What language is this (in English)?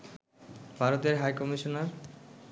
Bangla